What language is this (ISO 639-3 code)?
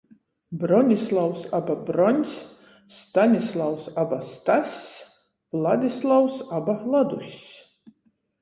ltg